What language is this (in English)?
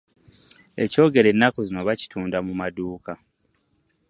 Ganda